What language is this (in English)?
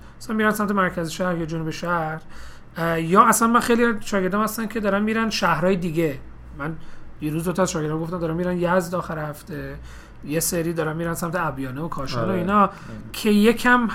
Persian